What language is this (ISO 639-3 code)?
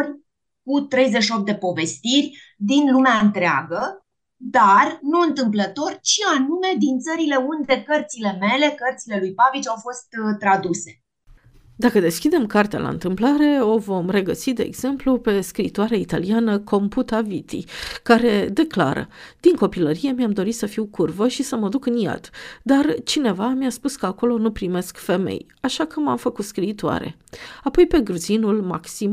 ron